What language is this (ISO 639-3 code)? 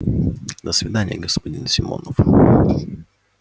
rus